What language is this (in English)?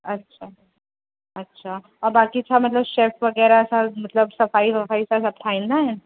Sindhi